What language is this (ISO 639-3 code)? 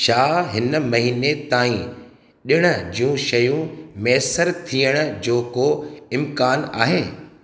snd